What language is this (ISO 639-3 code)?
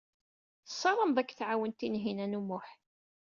kab